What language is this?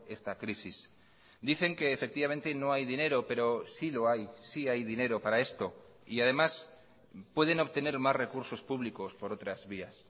Spanish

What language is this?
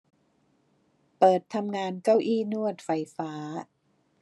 Thai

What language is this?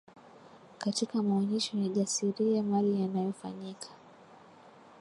Swahili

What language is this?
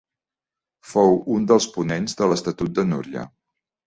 Catalan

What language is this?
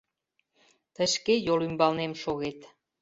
Mari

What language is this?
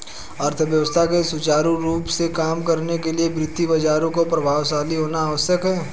Hindi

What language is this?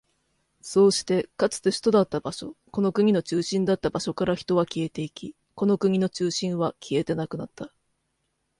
Japanese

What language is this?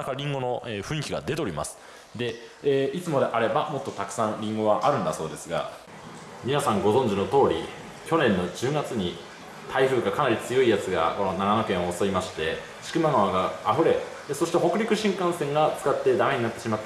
Japanese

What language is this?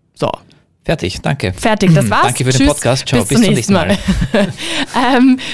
German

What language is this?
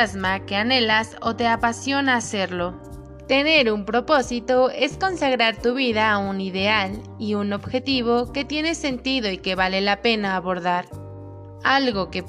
Spanish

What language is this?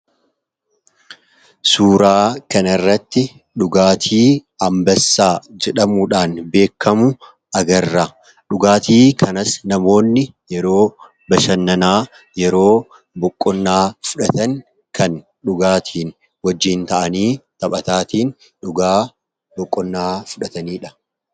Oromo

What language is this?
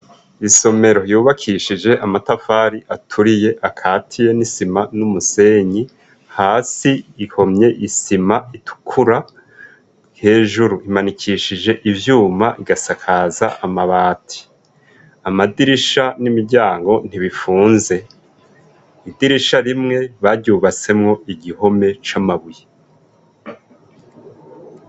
Rundi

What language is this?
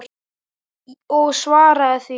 Icelandic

